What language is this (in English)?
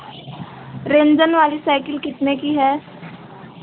Hindi